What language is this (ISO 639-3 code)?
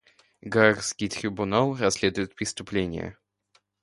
rus